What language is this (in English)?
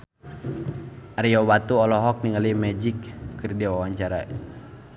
Sundanese